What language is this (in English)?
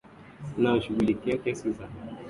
Swahili